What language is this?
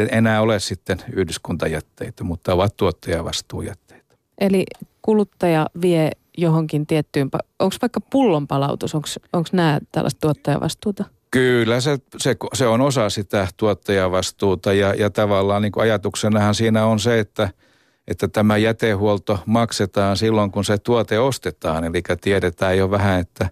Finnish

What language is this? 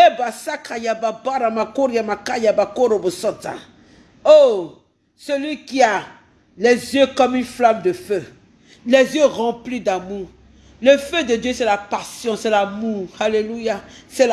French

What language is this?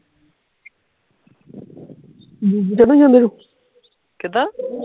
Punjabi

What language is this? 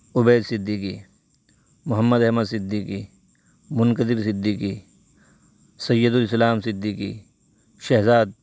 Urdu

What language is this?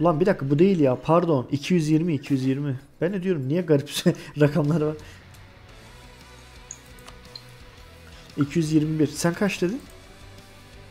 Turkish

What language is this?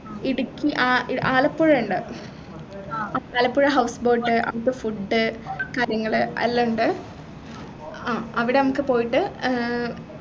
Malayalam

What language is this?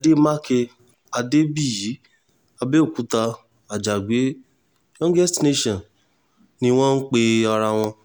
Yoruba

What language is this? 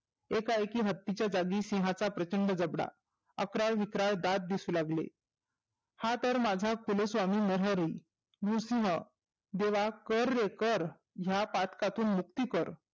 Marathi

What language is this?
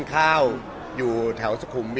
Thai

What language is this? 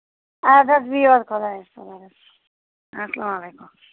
Kashmiri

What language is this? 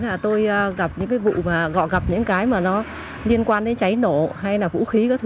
Vietnamese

